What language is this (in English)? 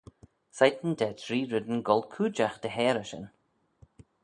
Manx